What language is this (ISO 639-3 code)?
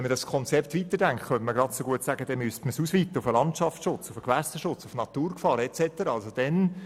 gsw